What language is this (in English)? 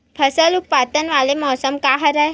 Chhattisgarhi